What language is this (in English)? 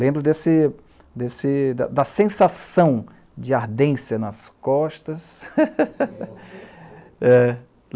Portuguese